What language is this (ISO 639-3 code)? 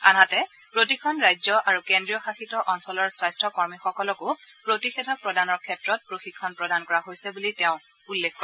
asm